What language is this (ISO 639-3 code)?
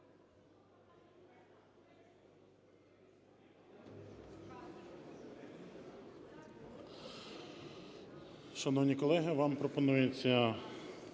ukr